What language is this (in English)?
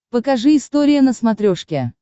Russian